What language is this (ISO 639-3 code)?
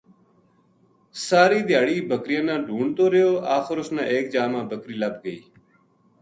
gju